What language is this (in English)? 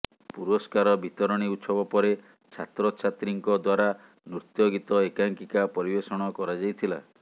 Odia